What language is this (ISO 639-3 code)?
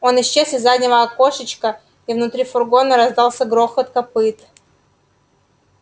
rus